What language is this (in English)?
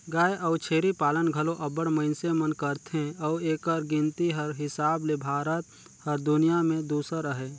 Chhattisgarhi